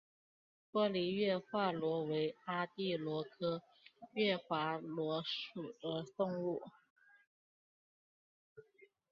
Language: Chinese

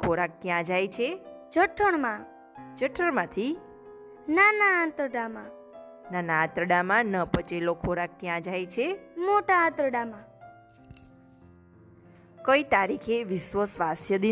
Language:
Gujarati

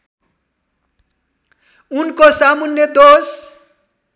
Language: Nepali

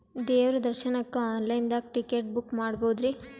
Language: Kannada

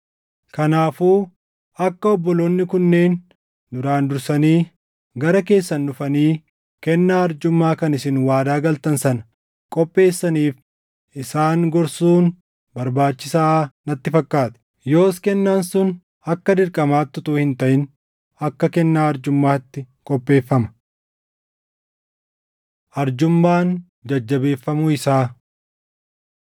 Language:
Oromo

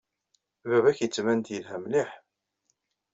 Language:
Kabyle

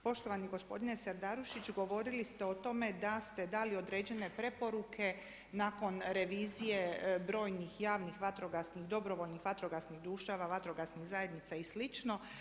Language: Croatian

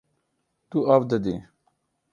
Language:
Kurdish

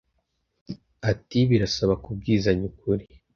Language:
Kinyarwanda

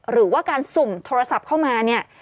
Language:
Thai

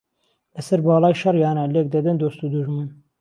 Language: Central Kurdish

